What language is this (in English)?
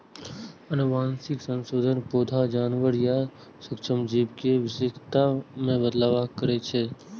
Maithili